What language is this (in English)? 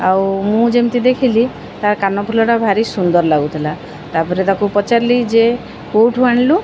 Odia